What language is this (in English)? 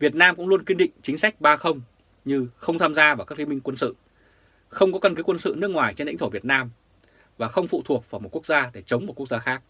Vietnamese